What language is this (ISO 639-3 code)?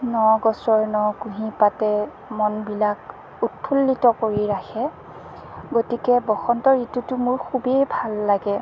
asm